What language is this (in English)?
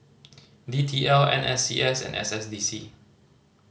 English